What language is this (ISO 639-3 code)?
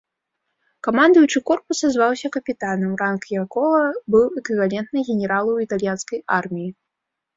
bel